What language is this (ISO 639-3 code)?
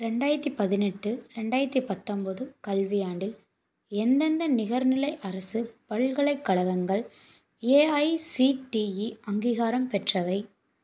tam